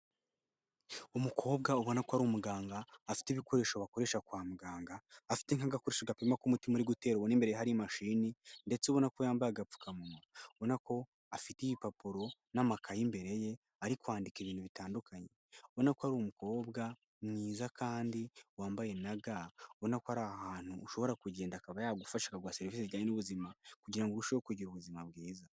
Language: Kinyarwanda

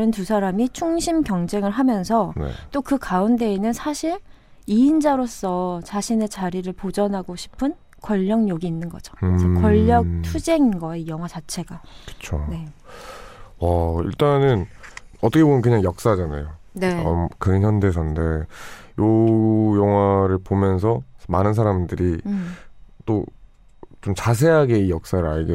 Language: Korean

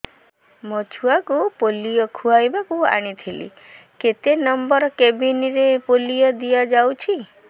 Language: Odia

